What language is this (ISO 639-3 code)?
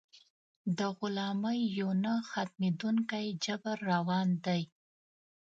pus